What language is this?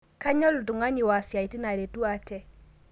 Masai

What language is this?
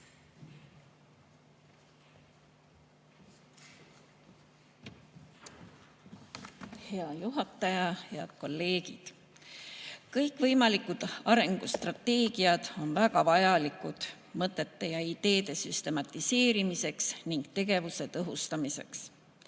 Estonian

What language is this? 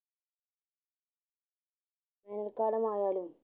Malayalam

